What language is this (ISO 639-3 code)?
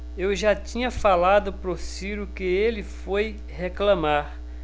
por